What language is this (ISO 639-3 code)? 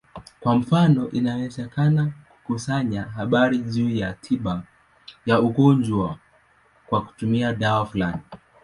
swa